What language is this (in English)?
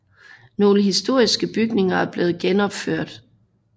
Danish